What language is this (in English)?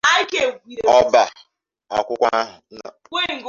Igbo